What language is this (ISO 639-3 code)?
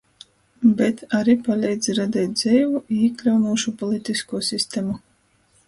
ltg